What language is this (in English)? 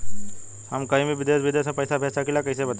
Bhojpuri